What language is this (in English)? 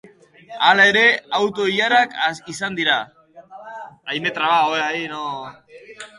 Basque